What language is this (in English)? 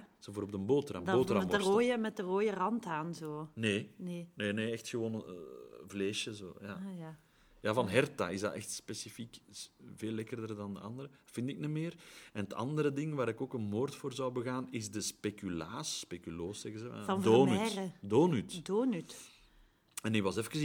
Dutch